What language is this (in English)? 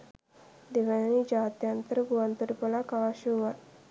Sinhala